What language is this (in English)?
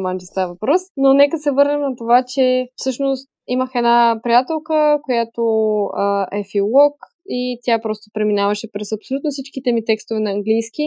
Bulgarian